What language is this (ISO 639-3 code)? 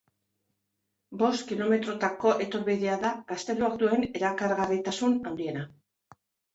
eus